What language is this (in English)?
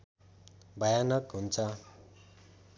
Nepali